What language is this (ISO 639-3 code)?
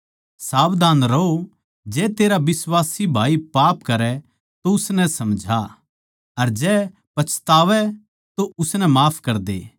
bgc